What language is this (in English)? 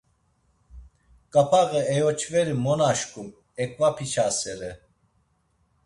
Laz